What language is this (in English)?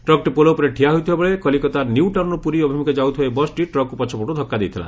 Odia